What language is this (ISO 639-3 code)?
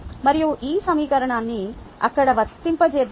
tel